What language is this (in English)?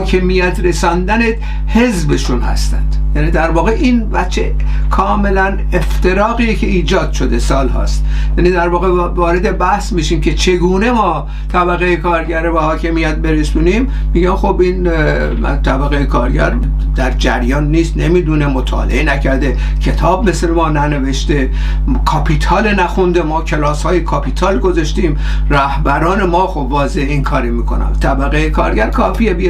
Persian